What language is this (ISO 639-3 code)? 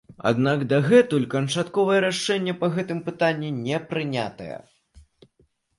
bel